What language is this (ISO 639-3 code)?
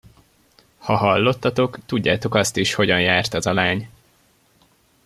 hun